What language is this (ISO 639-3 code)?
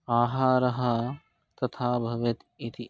san